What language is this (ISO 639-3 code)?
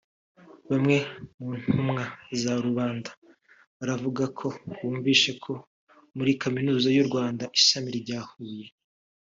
kin